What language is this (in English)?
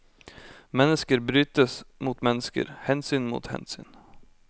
Norwegian